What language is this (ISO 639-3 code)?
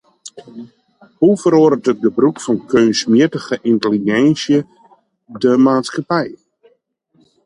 fry